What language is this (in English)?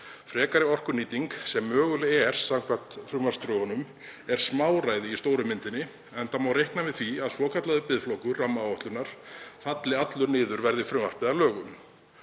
Icelandic